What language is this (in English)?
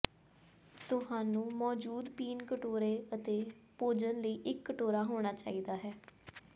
Punjabi